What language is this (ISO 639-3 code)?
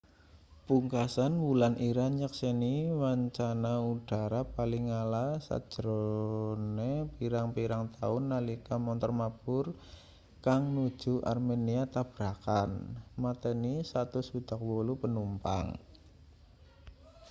jav